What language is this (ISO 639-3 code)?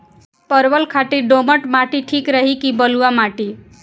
bho